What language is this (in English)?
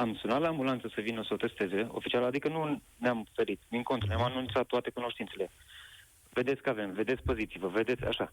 Romanian